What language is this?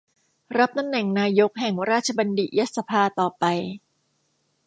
Thai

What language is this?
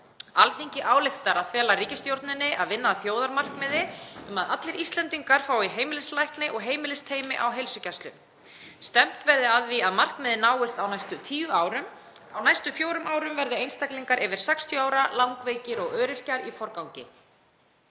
Icelandic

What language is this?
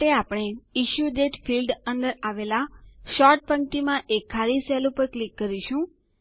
Gujarati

